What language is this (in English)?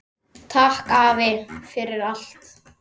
Icelandic